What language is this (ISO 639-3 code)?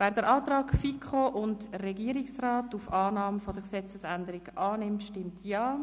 gsw